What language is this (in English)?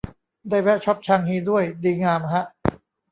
Thai